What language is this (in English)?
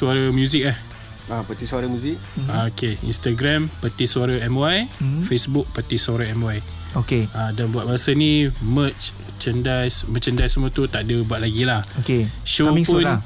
Malay